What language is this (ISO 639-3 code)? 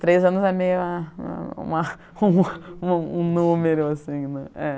por